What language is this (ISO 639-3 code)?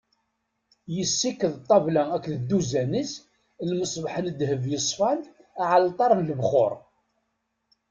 kab